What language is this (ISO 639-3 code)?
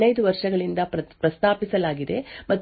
kan